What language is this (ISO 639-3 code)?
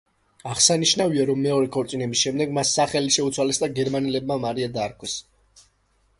kat